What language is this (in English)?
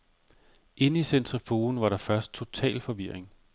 Danish